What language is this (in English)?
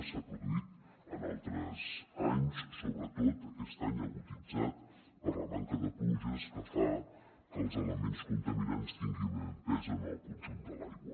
Catalan